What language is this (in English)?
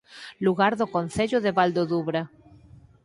Galician